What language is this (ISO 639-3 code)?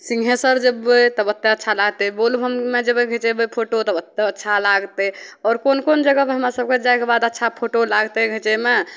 mai